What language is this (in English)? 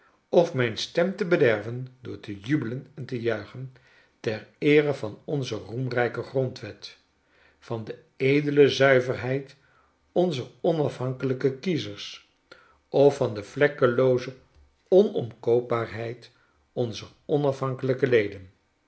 Dutch